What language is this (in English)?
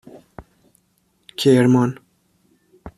Persian